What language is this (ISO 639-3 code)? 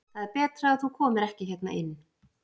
isl